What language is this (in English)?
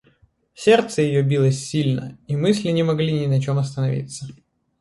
Russian